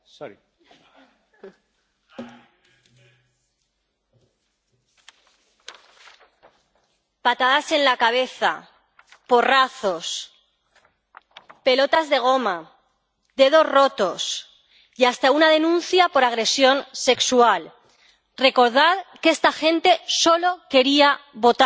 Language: Spanish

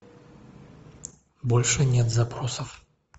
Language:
Russian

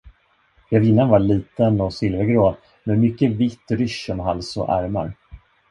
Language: Swedish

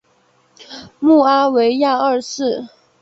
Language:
Chinese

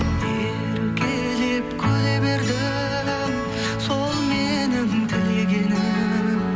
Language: Kazakh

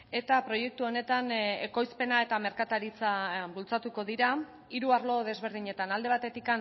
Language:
Basque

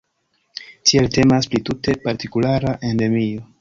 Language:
Esperanto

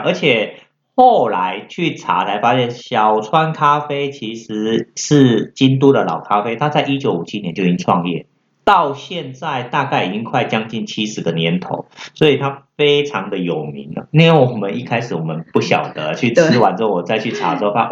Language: Chinese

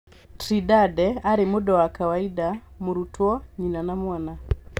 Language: Kikuyu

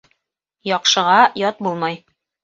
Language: Bashkir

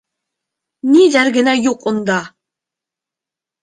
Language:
Bashkir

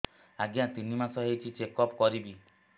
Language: Odia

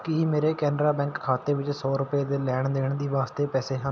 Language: Punjabi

